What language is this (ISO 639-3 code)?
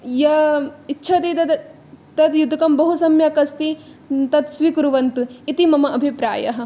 san